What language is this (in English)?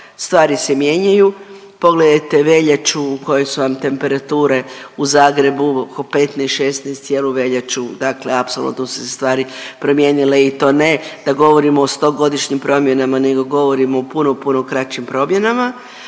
Croatian